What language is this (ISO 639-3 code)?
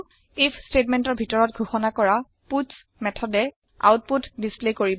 asm